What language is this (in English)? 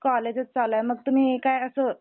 Marathi